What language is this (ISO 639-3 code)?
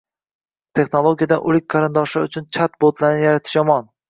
uzb